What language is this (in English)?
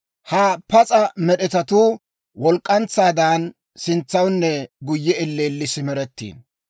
Dawro